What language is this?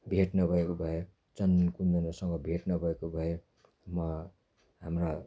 Nepali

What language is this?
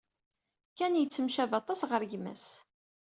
Kabyle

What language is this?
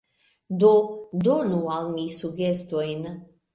Esperanto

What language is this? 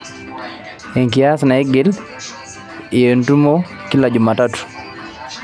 Masai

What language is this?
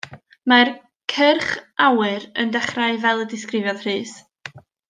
Welsh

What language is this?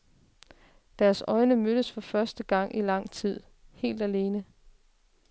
Danish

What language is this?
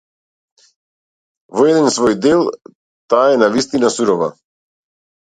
Macedonian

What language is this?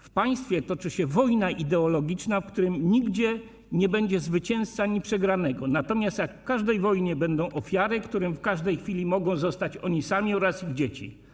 Polish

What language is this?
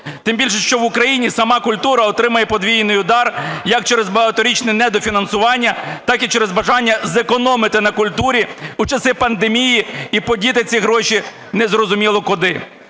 Ukrainian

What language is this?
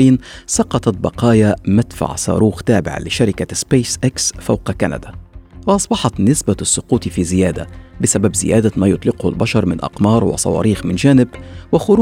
Arabic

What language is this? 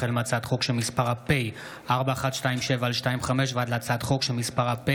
Hebrew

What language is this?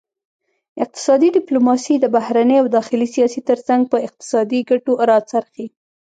Pashto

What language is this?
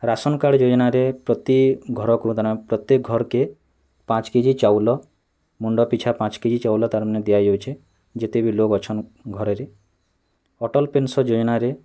Odia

